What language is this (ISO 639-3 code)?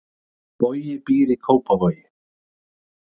isl